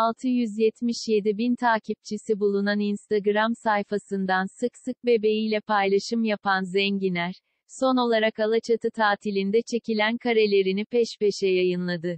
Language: Turkish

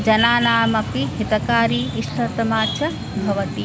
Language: Sanskrit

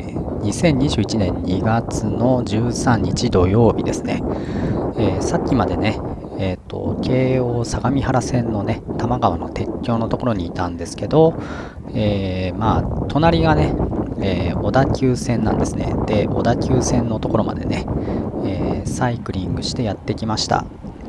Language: Japanese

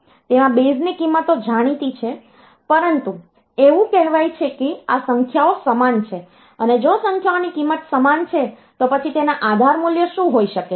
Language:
Gujarati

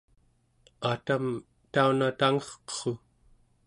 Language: Central Yupik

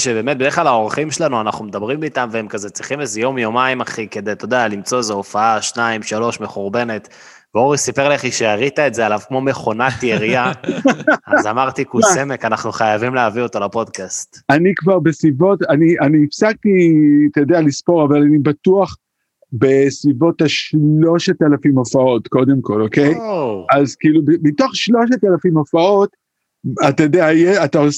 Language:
Hebrew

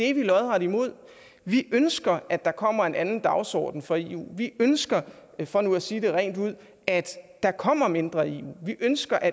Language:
Danish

